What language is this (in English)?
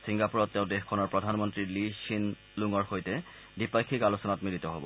Assamese